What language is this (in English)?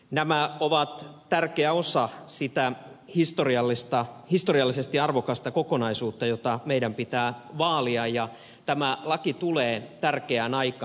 Finnish